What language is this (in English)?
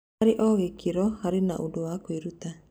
Kikuyu